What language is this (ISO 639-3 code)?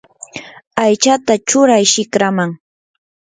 qur